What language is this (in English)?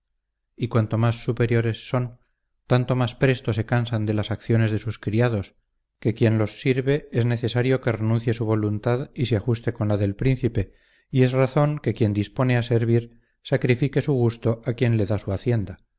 Spanish